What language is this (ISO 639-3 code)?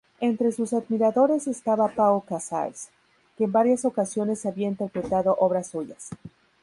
spa